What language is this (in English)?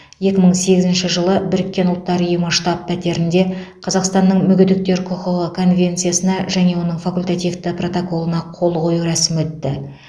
Kazakh